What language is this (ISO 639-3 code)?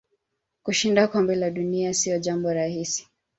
swa